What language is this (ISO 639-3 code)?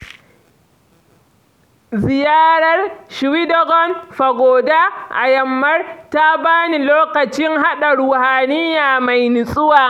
hau